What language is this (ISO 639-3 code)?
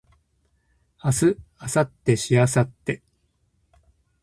jpn